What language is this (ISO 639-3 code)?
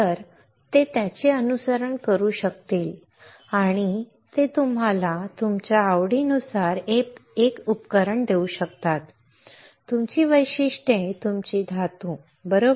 mar